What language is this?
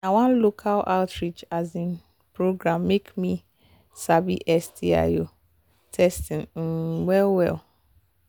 Nigerian Pidgin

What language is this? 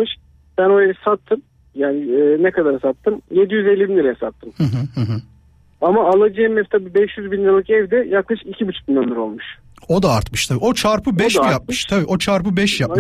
Turkish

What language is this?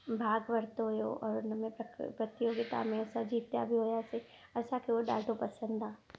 Sindhi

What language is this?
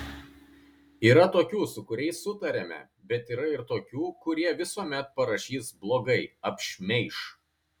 Lithuanian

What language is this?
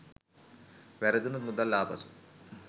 Sinhala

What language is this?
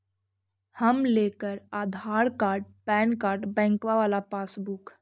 Magahi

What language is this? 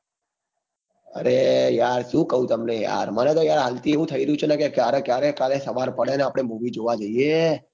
Gujarati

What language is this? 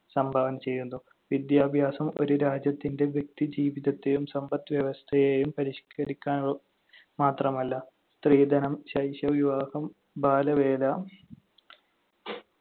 Malayalam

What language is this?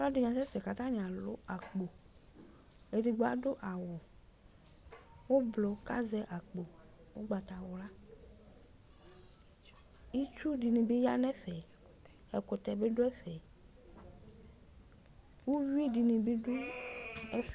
Ikposo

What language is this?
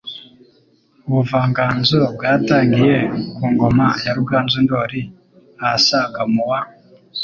Kinyarwanda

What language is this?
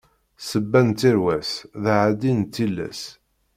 Kabyle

